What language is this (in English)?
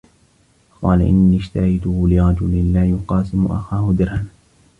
Arabic